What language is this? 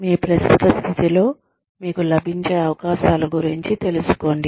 Telugu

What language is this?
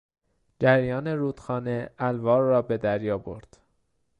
Persian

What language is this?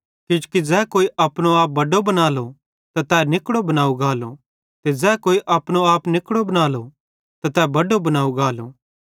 Bhadrawahi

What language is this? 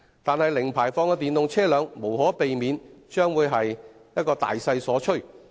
Cantonese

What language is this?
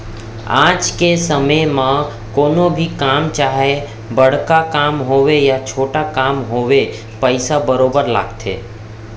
Chhattisgarhi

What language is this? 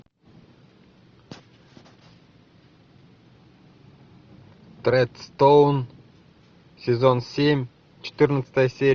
Russian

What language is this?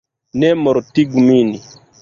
Esperanto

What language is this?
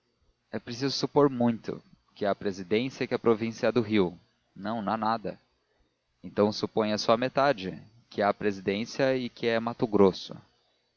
Portuguese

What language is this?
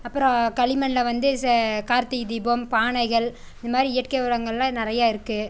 Tamil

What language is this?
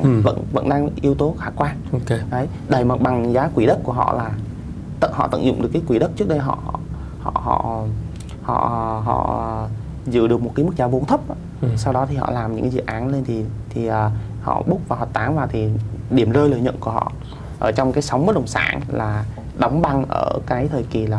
Vietnamese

